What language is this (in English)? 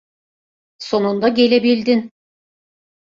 Turkish